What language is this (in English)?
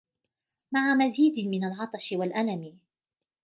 Arabic